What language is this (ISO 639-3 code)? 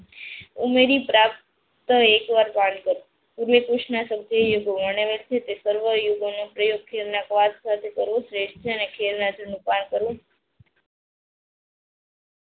guj